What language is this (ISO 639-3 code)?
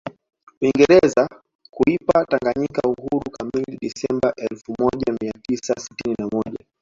swa